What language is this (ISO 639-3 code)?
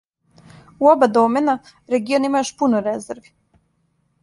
srp